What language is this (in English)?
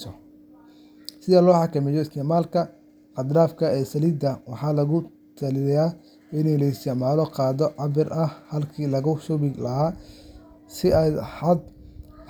Somali